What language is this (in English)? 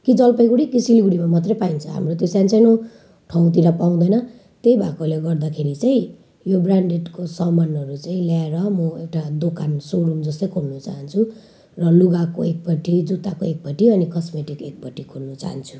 Nepali